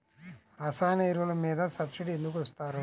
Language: Telugu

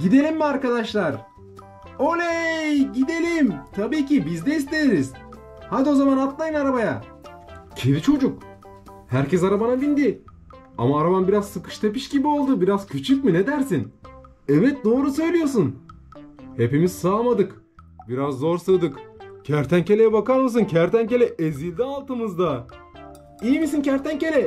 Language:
Turkish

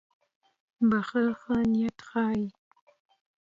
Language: Pashto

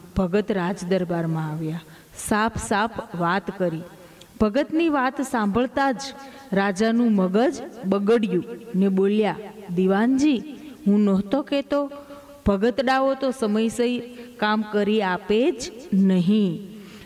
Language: Gujarati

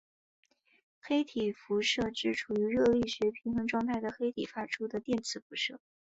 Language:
Chinese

